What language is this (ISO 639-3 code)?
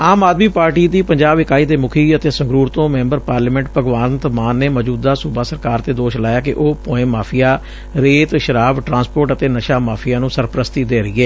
pan